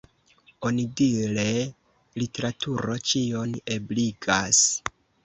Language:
Esperanto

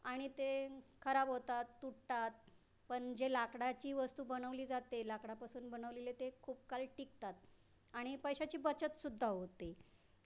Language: Marathi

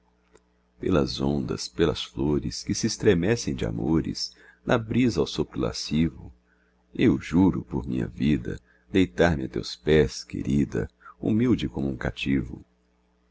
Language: Portuguese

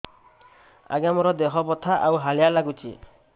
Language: Odia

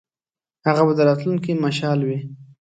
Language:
Pashto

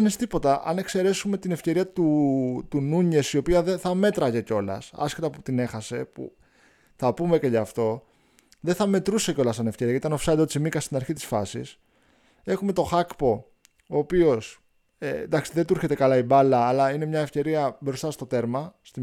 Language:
Greek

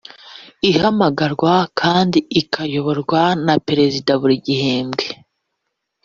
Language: Kinyarwanda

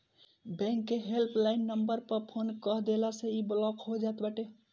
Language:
Bhojpuri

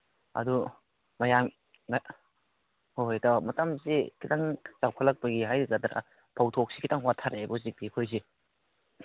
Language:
Manipuri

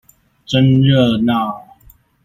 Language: Chinese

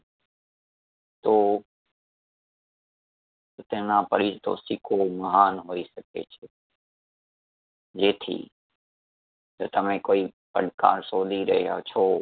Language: Gujarati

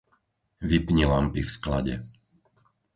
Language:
Slovak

